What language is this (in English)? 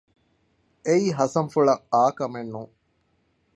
Divehi